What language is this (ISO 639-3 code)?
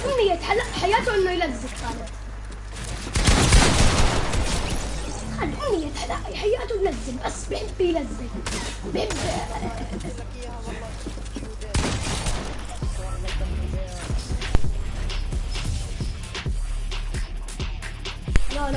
ara